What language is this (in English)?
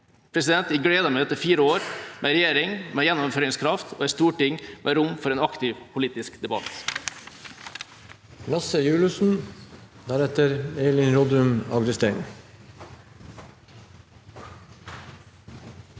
Norwegian